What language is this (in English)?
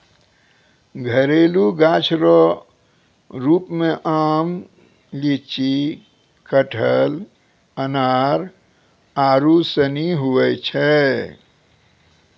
Maithili